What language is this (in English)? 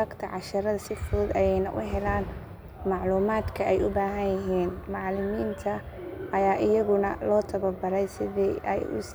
Somali